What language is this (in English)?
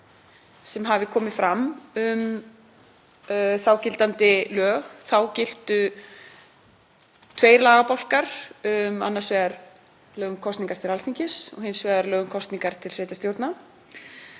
Icelandic